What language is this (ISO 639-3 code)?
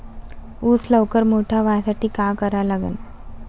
mar